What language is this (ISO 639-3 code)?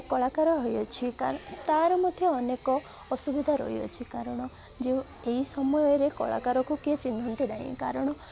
ori